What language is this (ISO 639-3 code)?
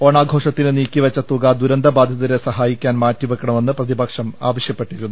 mal